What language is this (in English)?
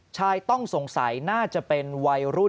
Thai